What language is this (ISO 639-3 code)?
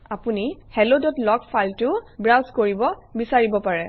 asm